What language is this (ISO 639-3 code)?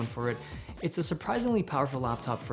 ind